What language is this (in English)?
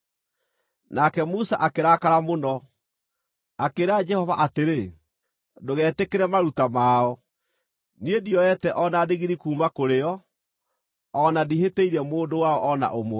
Kikuyu